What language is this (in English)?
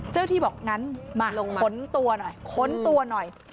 Thai